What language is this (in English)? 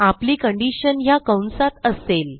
Marathi